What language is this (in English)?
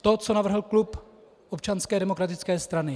Czech